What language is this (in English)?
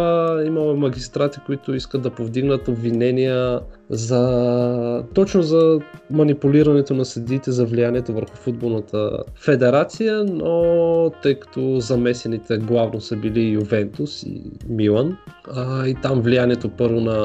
Bulgarian